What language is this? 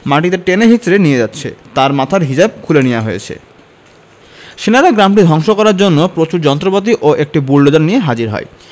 Bangla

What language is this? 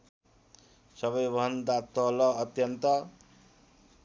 Nepali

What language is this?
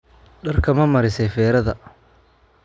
Somali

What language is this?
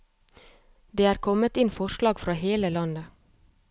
Norwegian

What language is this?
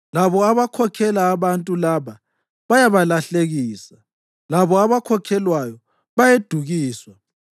North Ndebele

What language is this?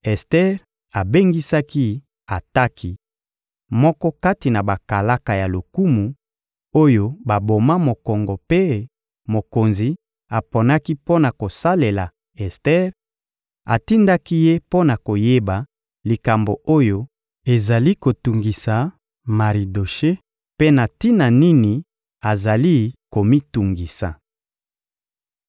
Lingala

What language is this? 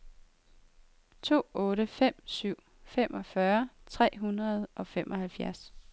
Danish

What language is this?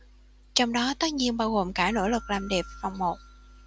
Vietnamese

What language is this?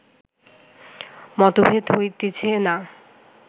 Bangla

